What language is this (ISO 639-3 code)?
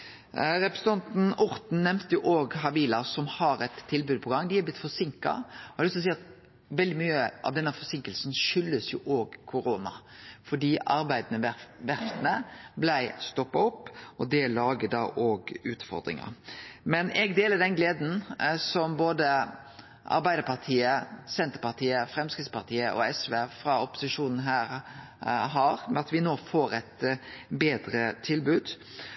nno